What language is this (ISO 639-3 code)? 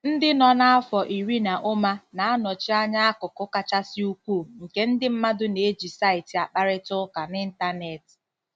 ibo